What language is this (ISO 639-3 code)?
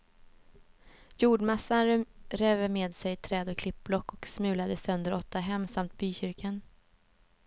swe